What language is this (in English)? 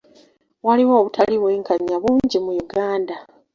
Ganda